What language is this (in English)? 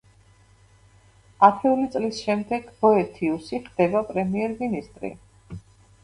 Georgian